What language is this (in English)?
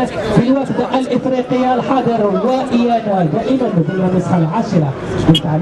Arabic